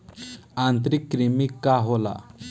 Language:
Bhojpuri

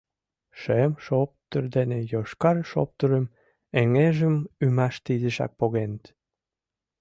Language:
Mari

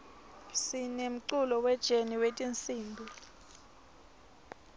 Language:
Swati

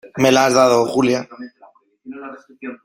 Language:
Spanish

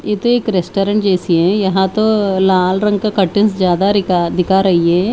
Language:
Hindi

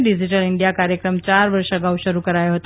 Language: Gujarati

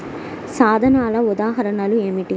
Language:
Telugu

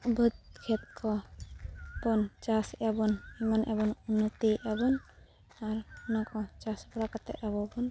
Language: Santali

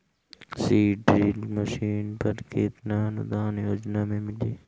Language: Bhojpuri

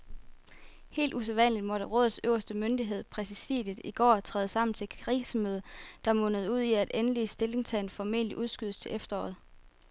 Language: Danish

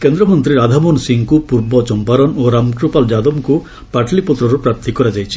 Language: Odia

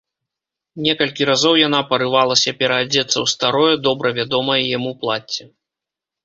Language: Belarusian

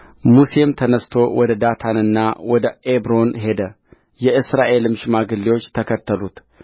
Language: Amharic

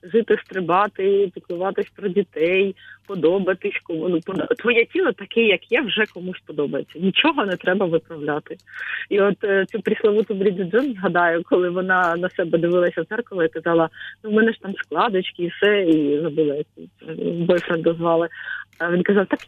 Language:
Ukrainian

